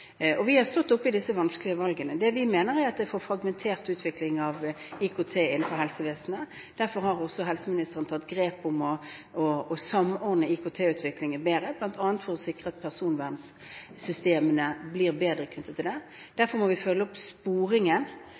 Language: Norwegian Bokmål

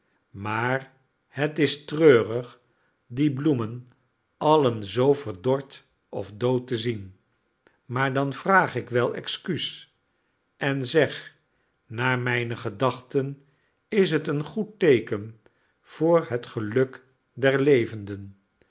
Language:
Dutch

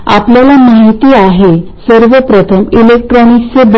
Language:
Marathi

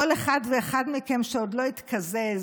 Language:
Hebrew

